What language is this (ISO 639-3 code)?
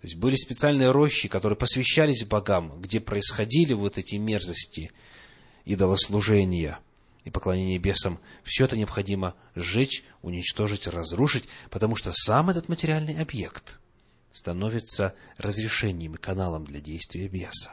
rus